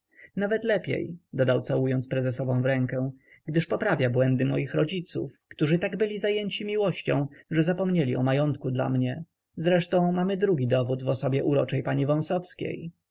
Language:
Polish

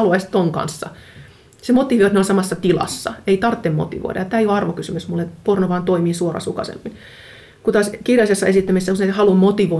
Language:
Finnish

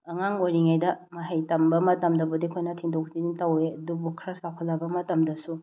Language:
Manipuri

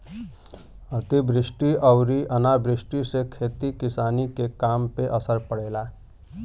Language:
Bhojpuri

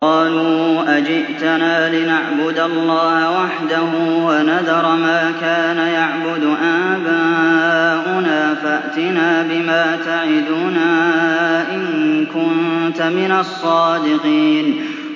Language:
Arabic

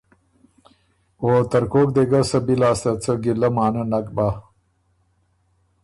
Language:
Ormuri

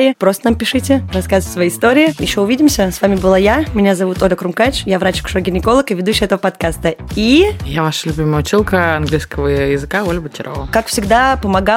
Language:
Russian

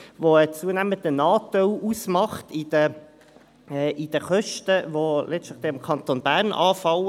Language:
Swiss German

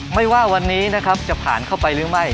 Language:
Thai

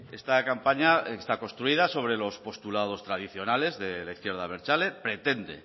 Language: Spanish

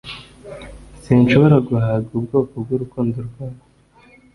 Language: Kinyarwanda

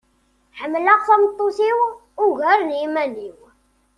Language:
Kabyle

